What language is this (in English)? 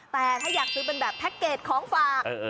Thai